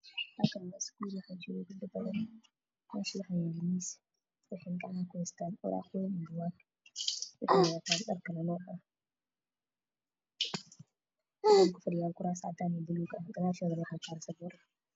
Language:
Somali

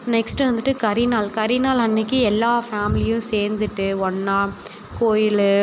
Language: Tamil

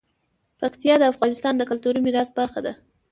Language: Pashto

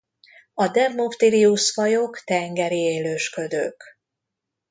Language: Hungarian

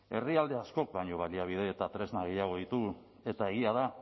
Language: Basque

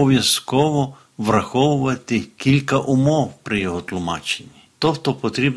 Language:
Ukrainian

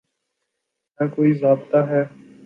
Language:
Urdu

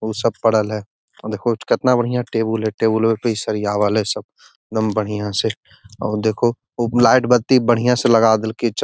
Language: Magahi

